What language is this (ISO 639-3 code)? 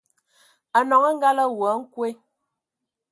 ewo